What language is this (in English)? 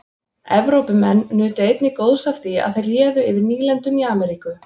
Icelandic